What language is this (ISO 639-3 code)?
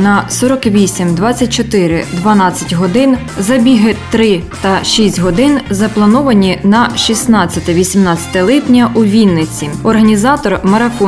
ukr